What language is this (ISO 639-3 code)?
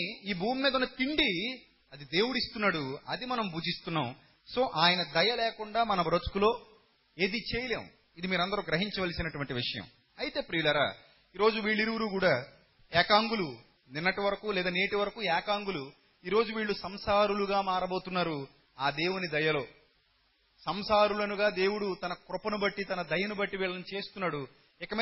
tel